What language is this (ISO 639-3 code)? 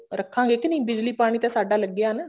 pan